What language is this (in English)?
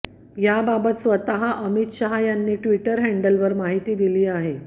Marathi